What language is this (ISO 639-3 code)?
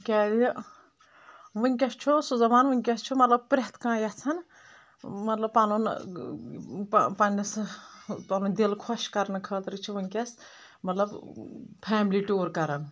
kas